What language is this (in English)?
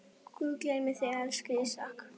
Icelandic